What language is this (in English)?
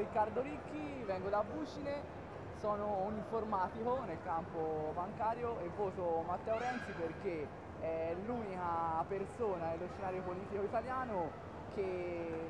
Italian